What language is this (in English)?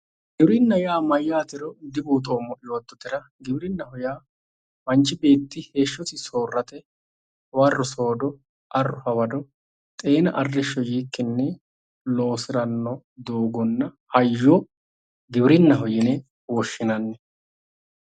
Sidamo